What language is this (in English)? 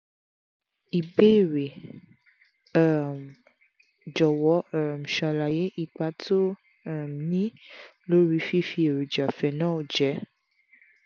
Yoruba